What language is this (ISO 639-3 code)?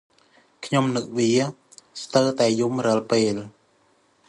khm